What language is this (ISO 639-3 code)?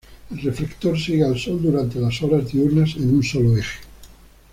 spa